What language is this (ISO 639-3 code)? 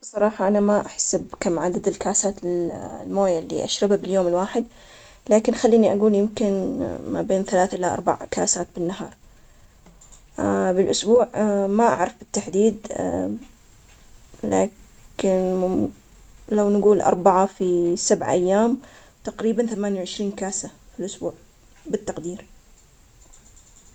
acx